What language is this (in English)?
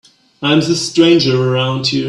English